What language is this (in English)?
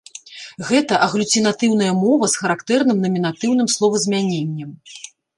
Belarusian